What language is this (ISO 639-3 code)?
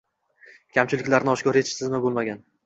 uzb